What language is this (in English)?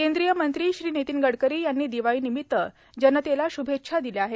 Marathi